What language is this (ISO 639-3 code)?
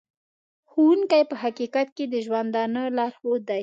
pus